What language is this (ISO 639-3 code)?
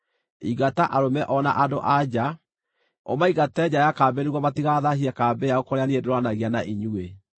kik